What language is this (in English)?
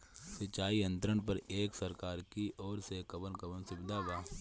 Bhojpuri